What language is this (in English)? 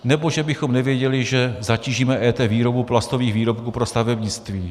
Czech